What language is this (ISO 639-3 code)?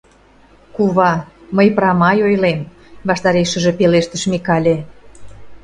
chm